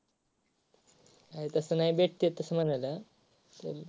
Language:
Marathi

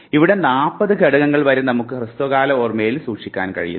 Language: Malayalam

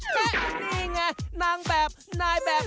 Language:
Thai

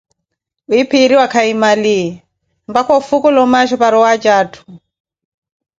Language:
Koti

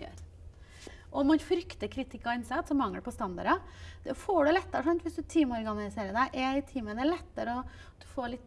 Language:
Norwegian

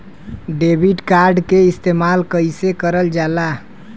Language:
Bhojpuri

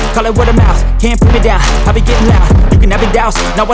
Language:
Indonesian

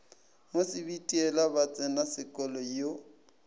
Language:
Northern Sotho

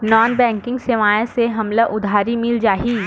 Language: Chhattisgarhi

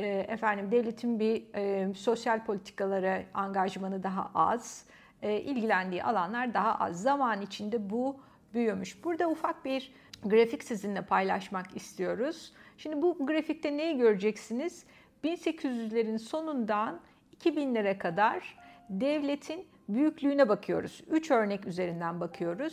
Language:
Turkish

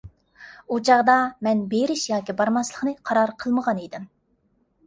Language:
Uyghur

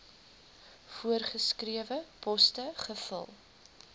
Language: Afrikaans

